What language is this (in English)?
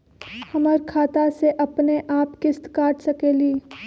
Magahi